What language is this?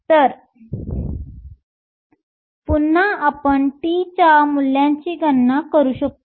Marathi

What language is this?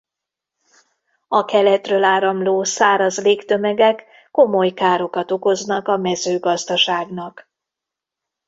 Hungarian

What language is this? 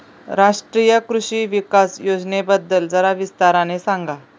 Marathi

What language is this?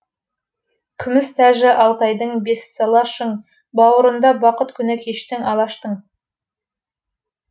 Kazakh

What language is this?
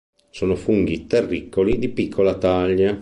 Italian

